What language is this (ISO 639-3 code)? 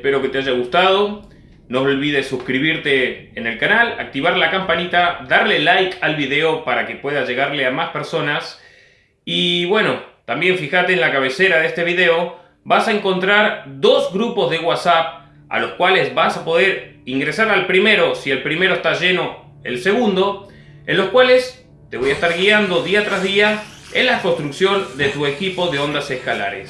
spa